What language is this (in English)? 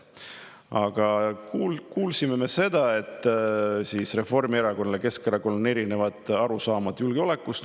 Estonian